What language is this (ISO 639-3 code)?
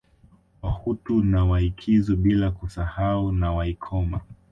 swa